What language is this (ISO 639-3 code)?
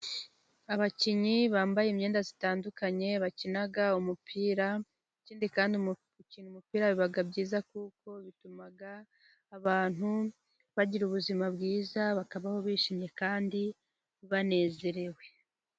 kin